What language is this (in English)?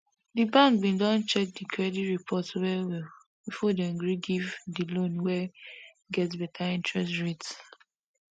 Nigerian Pidgin